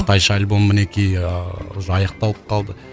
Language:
Kazakh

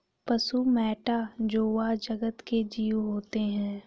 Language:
Hindi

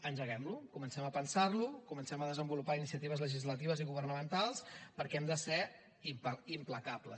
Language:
Catalan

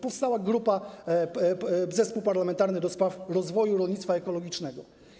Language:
Polish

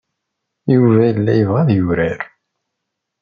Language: Kabyle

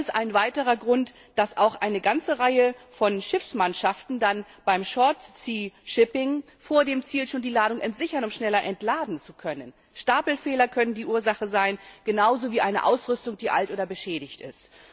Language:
German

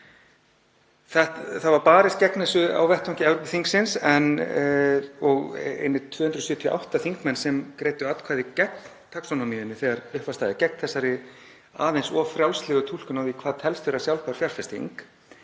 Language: Icelandic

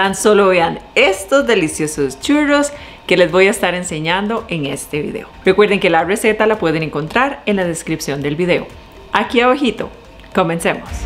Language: Spanish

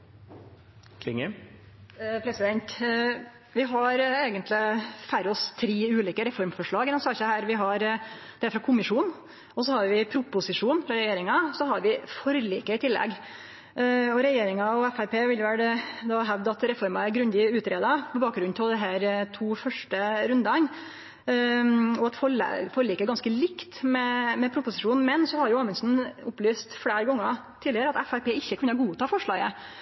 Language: Norwegian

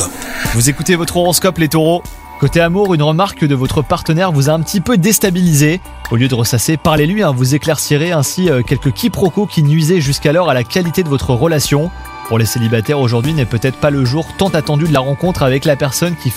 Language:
French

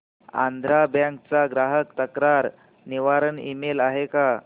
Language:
Marathi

